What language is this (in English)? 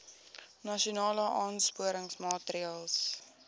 Afrikaans